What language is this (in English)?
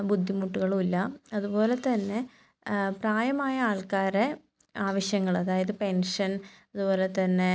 Malayalam